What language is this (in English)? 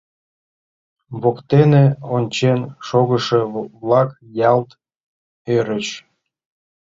Mari